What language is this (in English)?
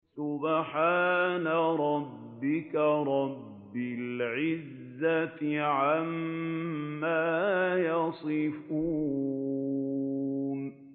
Arabic